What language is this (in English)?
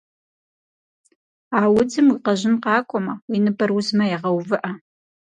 Kabardian